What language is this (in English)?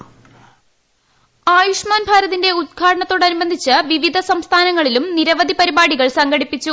Malayalam